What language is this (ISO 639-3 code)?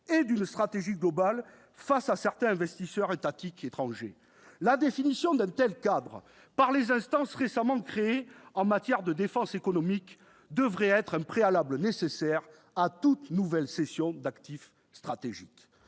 fra